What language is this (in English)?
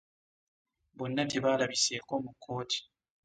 Ganda